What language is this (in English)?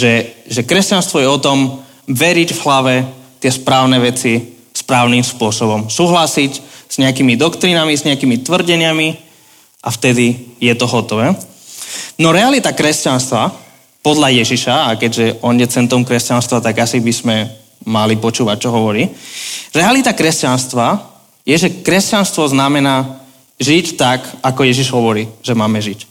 Slovak